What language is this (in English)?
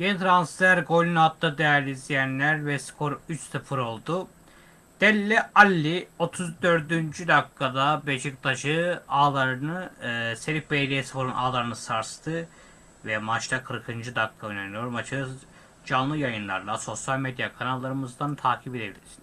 Turkish